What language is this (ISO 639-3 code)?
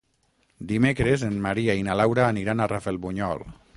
cat